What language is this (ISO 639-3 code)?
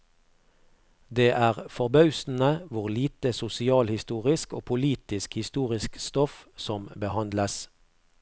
nor